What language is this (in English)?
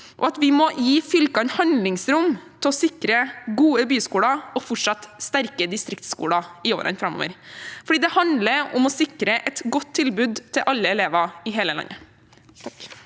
Norwegian